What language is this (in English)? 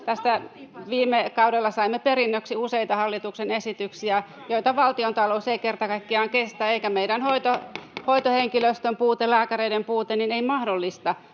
Finnish